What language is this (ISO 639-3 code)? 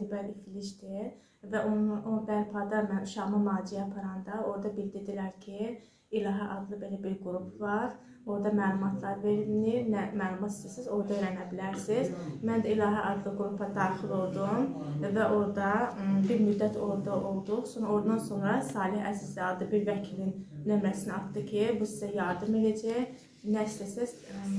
tur